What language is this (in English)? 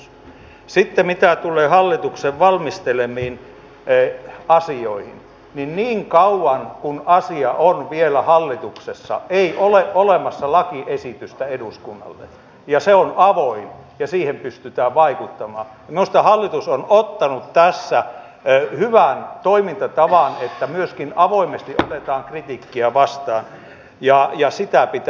Finnish